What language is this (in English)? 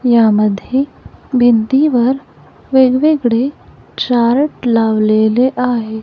Marathi